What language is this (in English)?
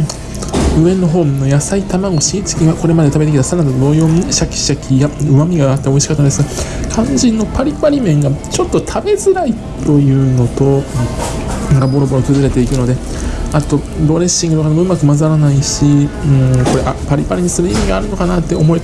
Japanese